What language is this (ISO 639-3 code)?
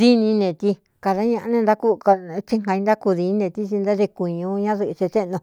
xtu